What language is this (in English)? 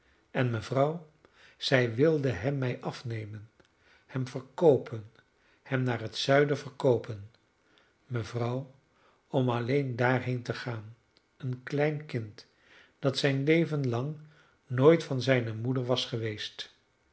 Dutch